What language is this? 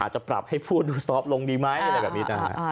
Thai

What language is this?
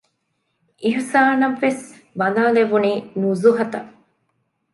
Divehi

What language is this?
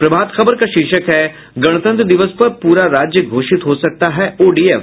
Hindi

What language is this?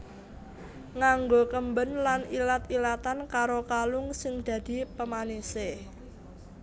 Javanese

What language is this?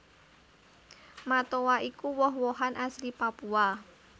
Javanese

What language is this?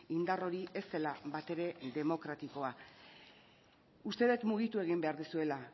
Basque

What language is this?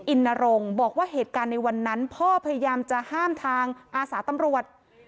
Thai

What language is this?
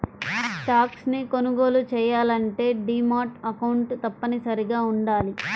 Telugu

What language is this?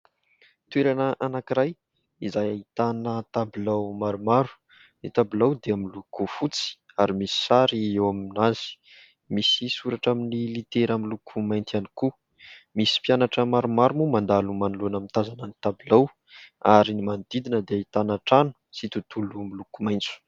Malagasy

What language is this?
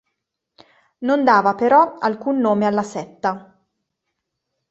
Italian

